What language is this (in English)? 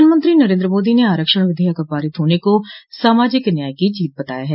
Hindi